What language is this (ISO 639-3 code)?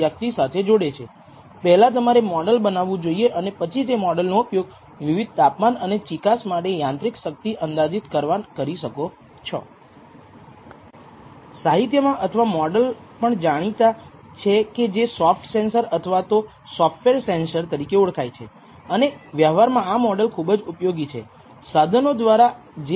guj